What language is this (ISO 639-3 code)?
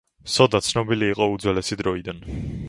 kat